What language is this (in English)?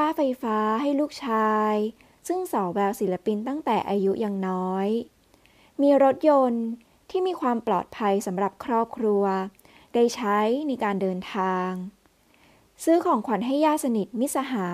Thai